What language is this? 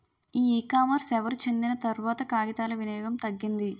Telugu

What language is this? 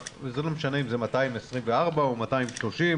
Hebrew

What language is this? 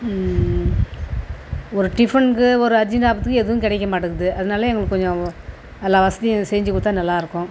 Tamil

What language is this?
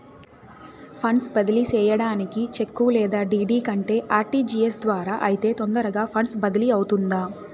Telugu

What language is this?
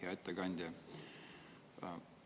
Estonian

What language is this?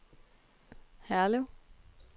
Danish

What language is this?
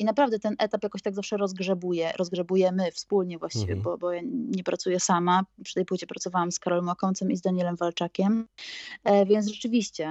Polish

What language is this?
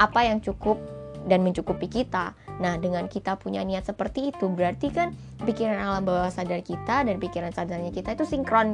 Indonesian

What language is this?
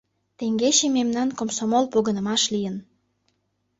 Mari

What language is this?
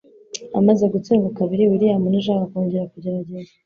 Kinyarwanda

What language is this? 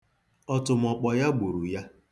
Igbo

